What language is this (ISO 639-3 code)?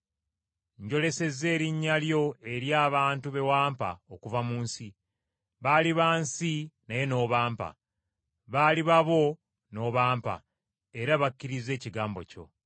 lug